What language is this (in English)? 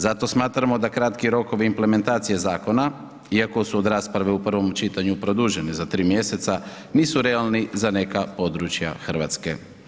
Croatian